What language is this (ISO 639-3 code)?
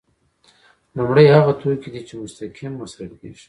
pus